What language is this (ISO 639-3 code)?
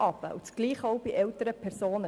gsw